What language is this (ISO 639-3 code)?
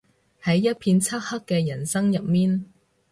yue